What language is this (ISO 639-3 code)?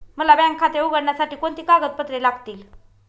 mar